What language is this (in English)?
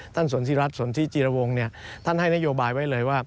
Thai